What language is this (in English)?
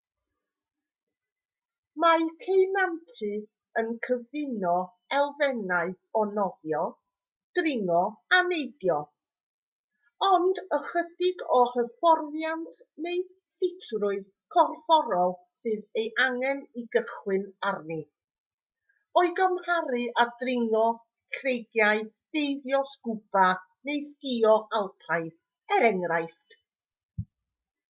Welsh